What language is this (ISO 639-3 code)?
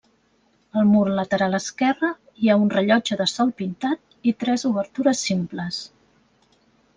cat